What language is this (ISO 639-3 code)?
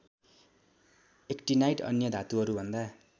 nep